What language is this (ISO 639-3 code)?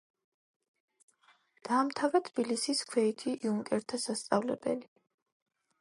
kat